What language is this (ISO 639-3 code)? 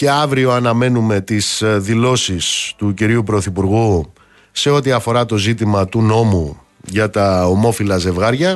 ell